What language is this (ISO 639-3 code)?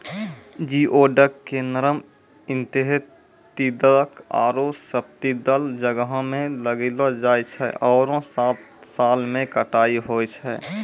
mai